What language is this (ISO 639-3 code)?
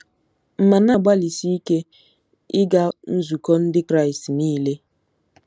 ibo